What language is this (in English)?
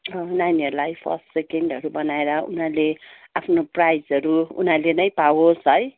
Nepali